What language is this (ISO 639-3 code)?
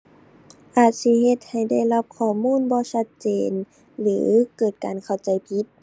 tha